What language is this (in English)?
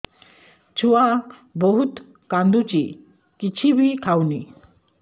Odia